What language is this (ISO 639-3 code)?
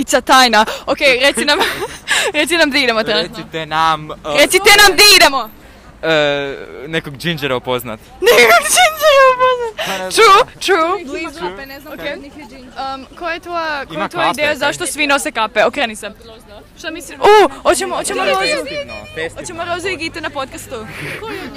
hrv